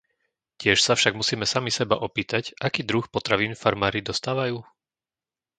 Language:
Slovak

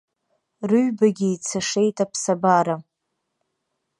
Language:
Abkhazian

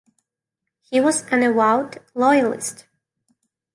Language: English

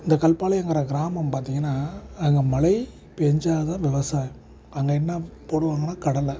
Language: Tamil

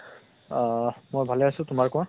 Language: Assamese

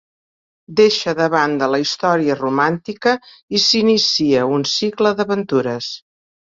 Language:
Catalan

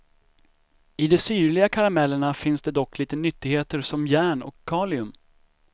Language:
Swedish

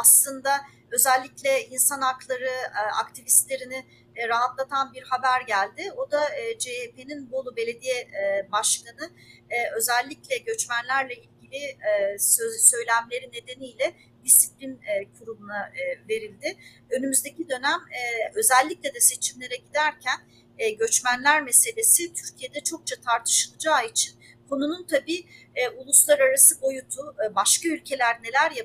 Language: Turkish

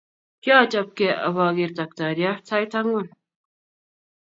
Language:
Kalenjin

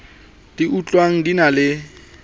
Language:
Southern Sotho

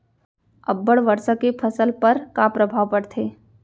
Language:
Chhattisgarhi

